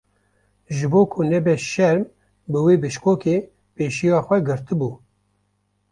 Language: Kurdish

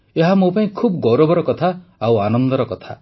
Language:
Odia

